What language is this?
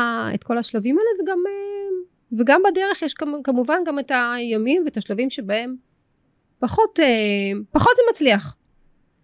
Hebrew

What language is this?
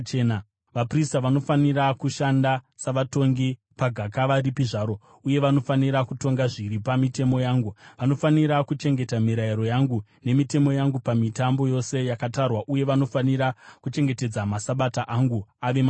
Shona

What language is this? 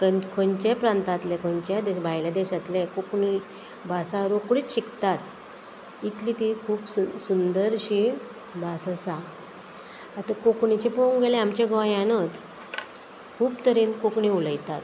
Konkani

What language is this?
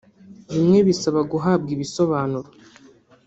Kinyarwanda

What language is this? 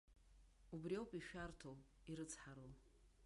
Abkhazian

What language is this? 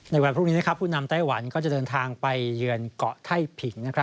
Thai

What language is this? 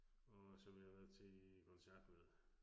Danish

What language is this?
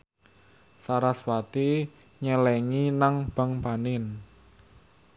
Javanese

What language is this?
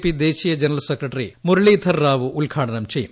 Malayalam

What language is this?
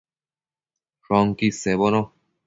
Matsés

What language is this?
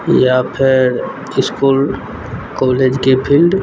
Maithili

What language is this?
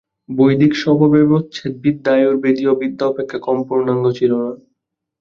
Bangla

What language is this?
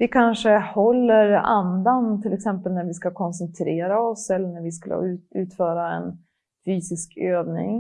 Swedish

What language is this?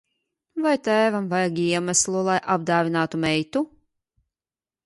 Latvian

